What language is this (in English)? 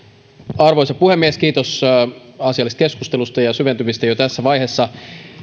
Finnish